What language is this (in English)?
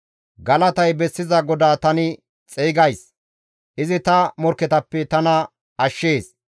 Gamo